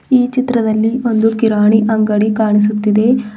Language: Kannada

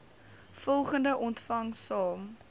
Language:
Afrikaans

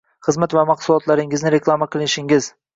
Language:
Uzbek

